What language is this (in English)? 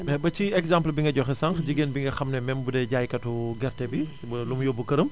Wolof